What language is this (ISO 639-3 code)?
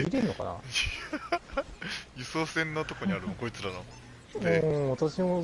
jpn